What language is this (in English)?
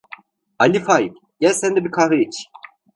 Turkish